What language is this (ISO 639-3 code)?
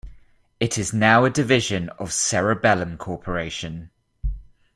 eng